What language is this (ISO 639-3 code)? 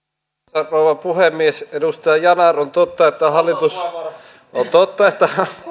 fin